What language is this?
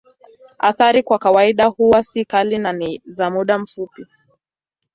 Swahili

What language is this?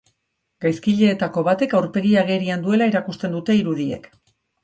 Basque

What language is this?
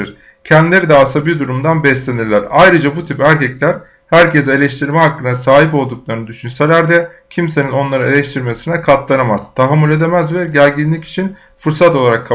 Turkish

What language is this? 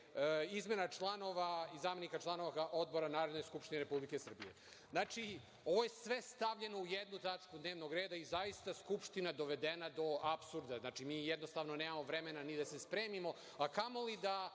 Serbian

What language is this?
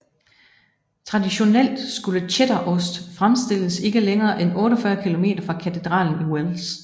Danish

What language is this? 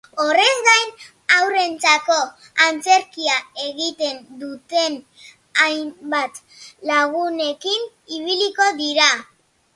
Basque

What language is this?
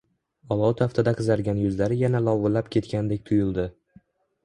Uzbek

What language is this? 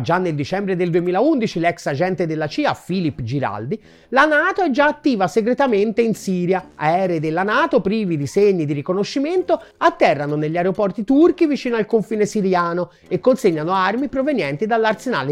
Italian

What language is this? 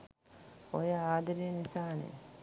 Sinhala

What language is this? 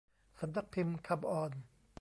Thai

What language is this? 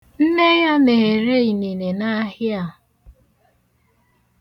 Igbo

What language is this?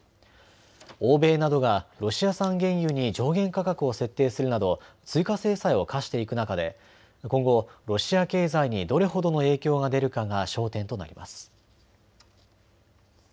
Japanese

